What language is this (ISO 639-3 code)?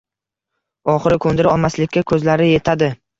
uzb